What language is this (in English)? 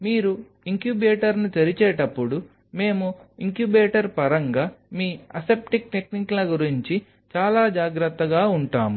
Telugu